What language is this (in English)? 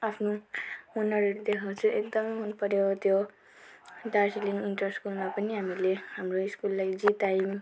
Nepali